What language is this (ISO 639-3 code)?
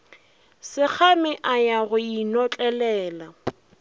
nso